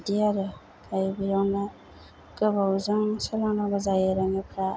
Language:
Bodo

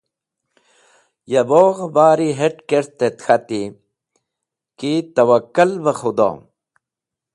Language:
Wakhi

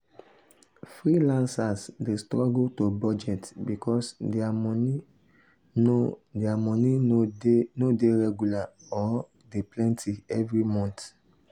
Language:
Nigerian Pidgin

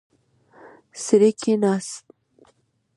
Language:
Pashto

